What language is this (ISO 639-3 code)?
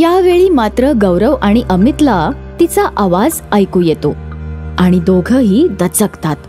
mar